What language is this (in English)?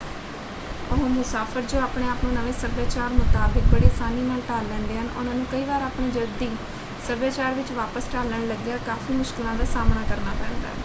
Punjabi